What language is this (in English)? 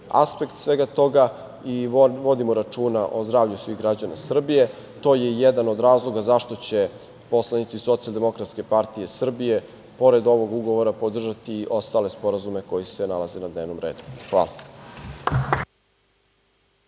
Serbian